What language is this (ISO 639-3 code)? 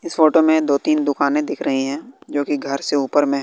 hin